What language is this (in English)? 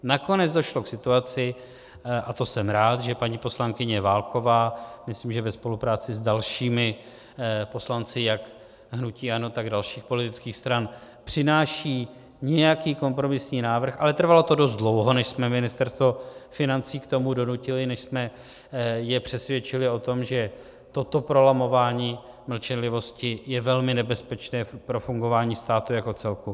Czech